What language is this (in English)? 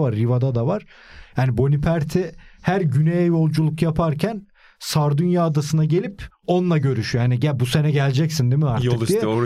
Turkish